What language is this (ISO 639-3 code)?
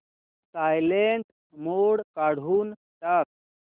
mar